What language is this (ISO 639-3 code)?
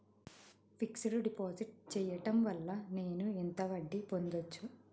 tel